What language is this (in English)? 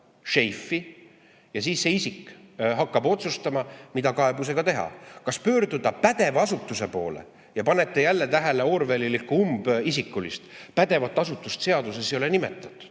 Estonian